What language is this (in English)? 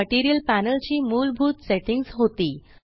Marathi